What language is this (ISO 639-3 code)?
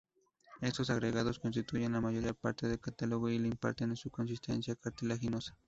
spa